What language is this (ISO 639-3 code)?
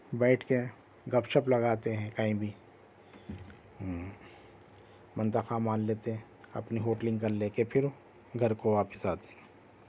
urd